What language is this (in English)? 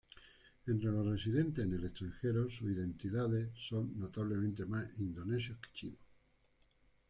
Spanish